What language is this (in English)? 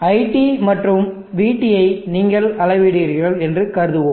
Tamil